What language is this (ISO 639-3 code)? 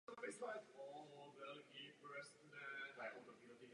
ces